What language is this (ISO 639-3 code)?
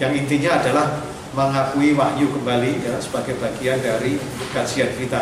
ind